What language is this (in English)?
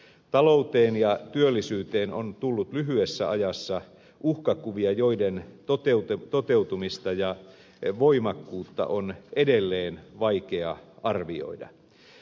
Finnish